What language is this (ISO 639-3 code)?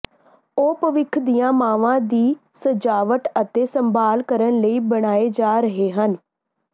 pan